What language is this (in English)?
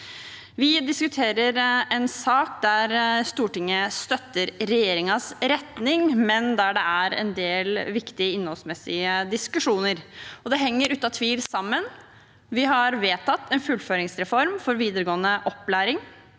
Norwegian